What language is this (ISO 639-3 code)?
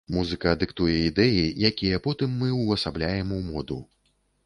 bel